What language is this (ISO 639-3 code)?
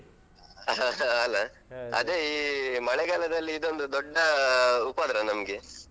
kan